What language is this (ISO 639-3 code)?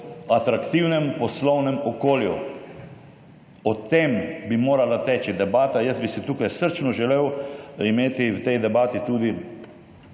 slv